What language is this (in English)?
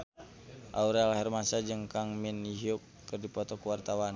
Sundanese